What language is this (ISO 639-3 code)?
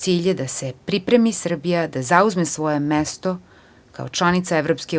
srp